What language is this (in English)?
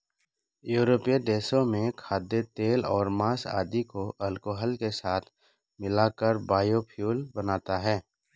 Hindi